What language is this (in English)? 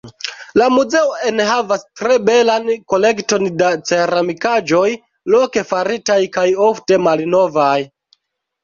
Esperanto